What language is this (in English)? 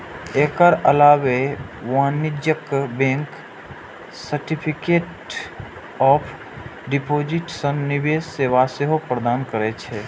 Maithili